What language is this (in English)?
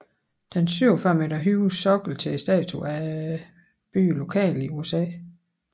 Danish